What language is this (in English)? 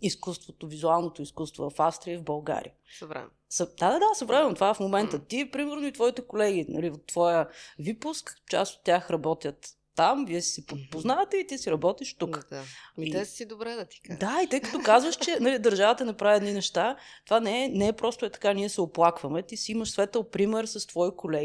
Bulgarian